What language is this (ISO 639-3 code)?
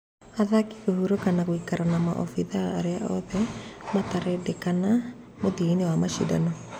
kik